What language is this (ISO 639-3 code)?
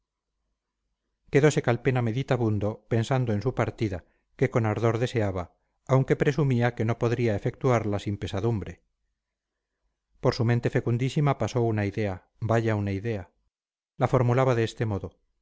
spa